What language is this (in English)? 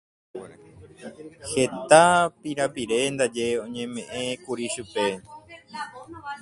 Guarani